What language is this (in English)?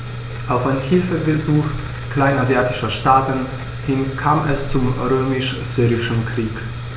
German